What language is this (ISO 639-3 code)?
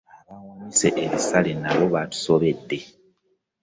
lug